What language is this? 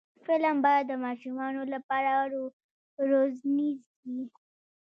Pashto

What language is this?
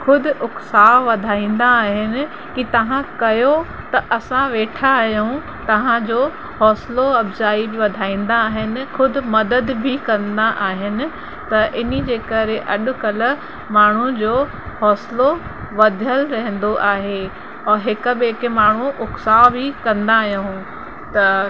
Sindhi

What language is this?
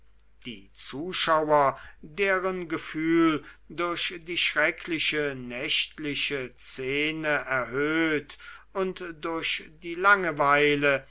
German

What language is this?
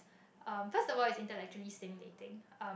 English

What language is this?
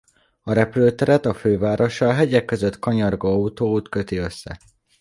Hungarian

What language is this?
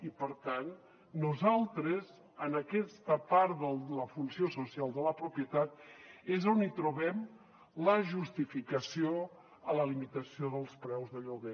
Catalan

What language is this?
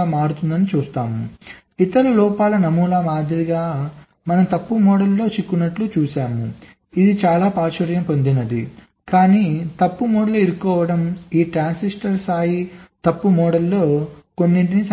Telugu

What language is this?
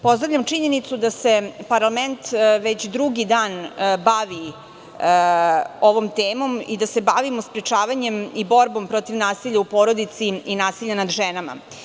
Serbian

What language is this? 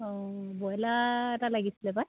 Assamese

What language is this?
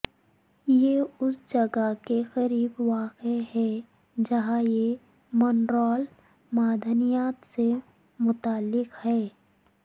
Urdu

